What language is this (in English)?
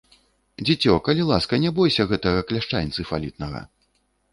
Belarusian